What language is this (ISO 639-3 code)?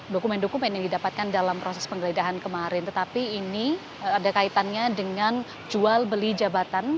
ind